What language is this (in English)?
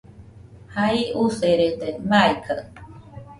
Nüpode Huitoto